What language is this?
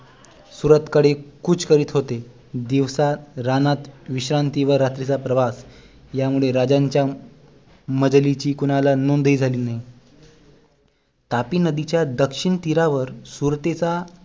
Marathi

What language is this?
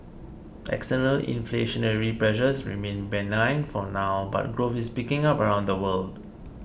English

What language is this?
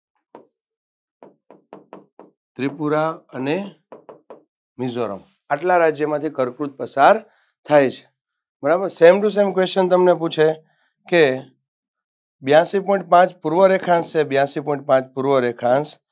Gujarati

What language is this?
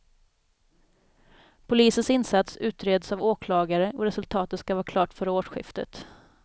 Swedish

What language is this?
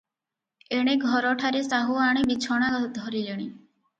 Odia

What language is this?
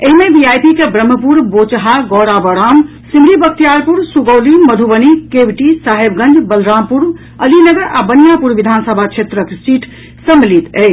Maithili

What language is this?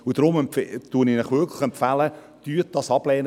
Swiss German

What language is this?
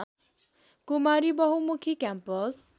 Nepali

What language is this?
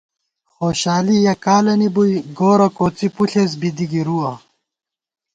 Gawar-Bati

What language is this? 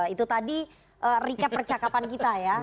Indonesian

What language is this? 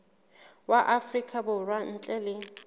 Southern Sotho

